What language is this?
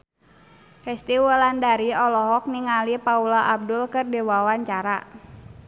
Sundanese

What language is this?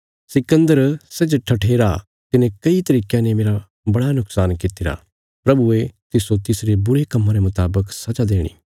Bilaspuri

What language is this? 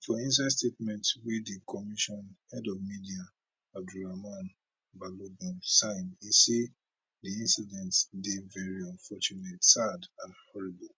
Nigerian Pidgin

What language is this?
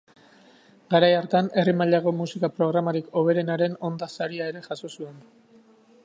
Basque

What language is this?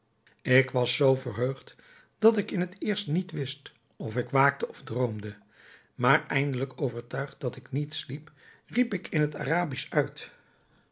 Dutch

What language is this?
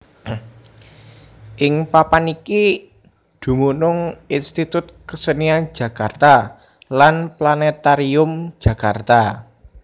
Javanese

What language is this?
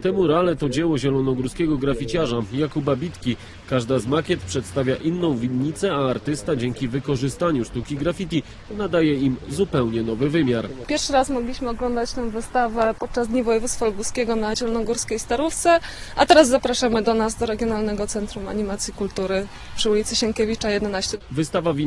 Polish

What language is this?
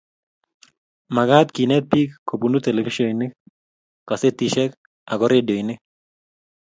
Kalenjin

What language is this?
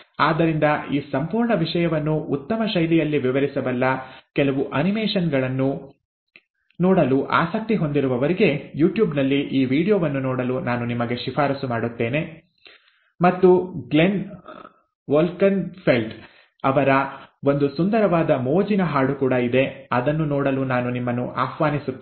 Kannada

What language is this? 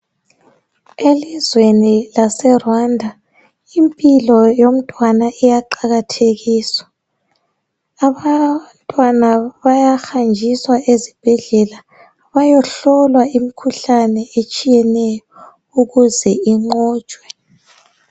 North Ndebele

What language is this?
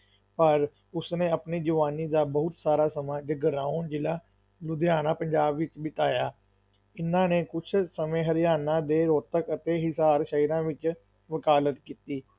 Punjabi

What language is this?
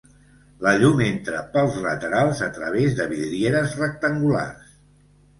Catalan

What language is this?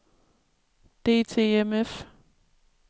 Danish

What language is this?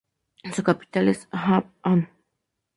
Spanish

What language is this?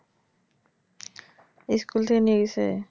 Bangla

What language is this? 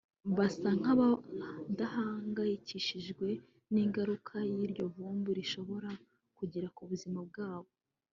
Kinyarwanda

